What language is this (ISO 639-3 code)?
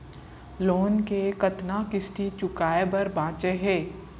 hne